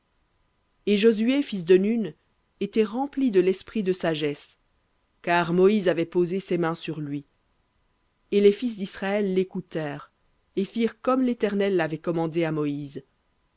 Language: French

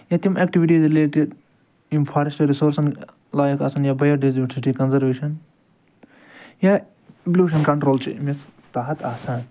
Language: Kashmiri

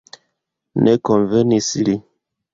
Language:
Esperanto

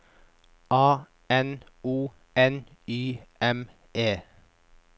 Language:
Norwegian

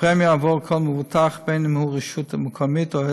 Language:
Hebrew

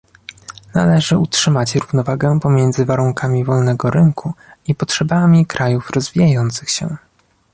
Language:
Polish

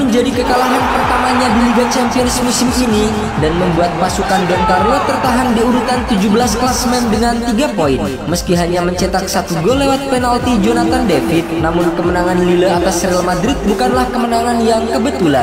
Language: Indonesian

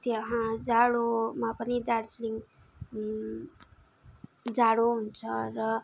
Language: Nepali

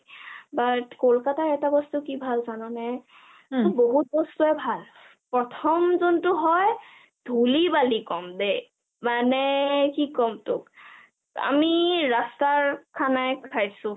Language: Assamese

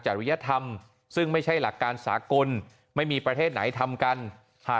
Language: Thai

